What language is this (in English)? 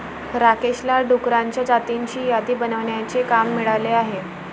Marathi